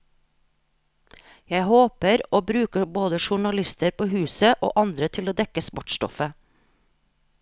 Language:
Norwegian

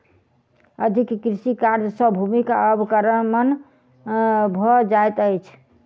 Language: Maithili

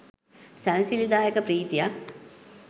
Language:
Sinhala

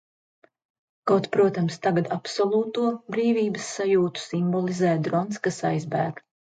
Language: Latvian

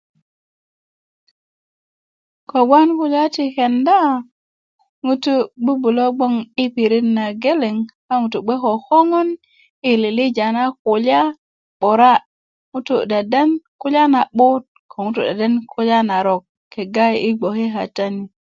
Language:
Kuku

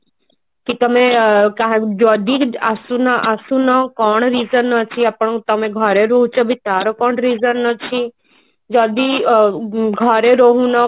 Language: Odia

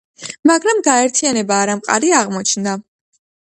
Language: Georgian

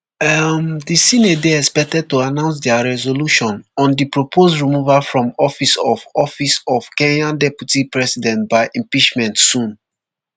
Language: Nigerian Pidgin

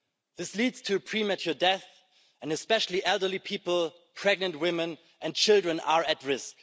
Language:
English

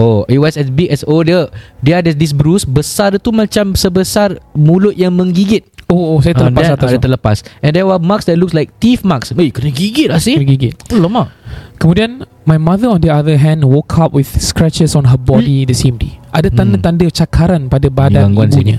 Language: Malay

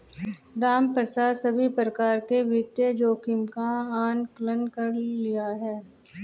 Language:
Hindi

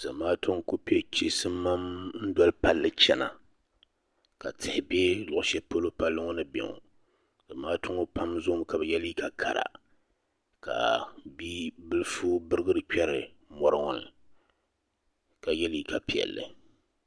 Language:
Dagbani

